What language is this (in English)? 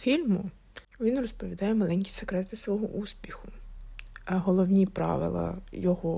Ukrainian